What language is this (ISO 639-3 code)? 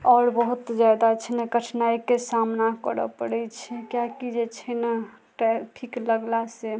mai